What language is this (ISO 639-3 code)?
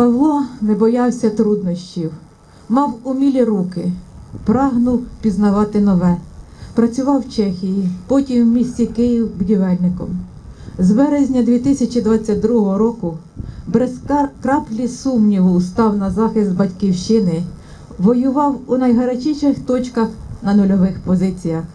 ukr